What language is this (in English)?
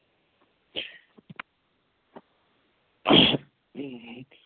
Punjabi